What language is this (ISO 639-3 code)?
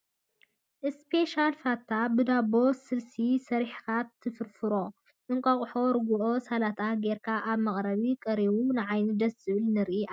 tir